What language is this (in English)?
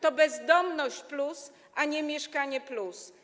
Polish